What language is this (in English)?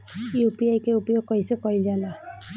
Bhojpuri